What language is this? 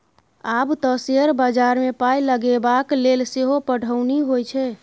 Maithili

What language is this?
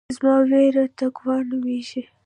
Pashto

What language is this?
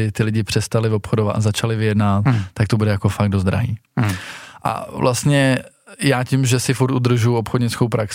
Czech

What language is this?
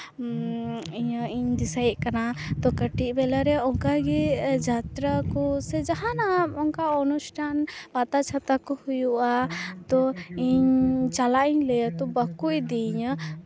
Santali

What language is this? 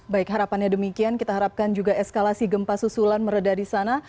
Indonesian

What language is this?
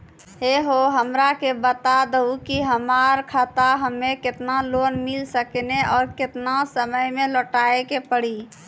Maithili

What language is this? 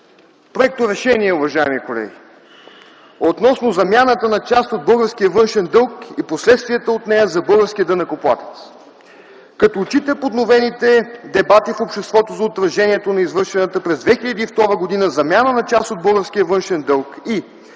Bulgarian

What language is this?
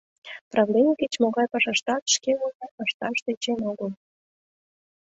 Mari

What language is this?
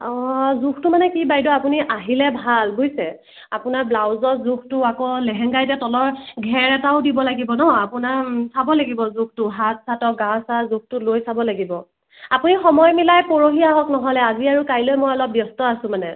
Assamese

